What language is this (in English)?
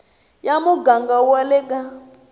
Tsonga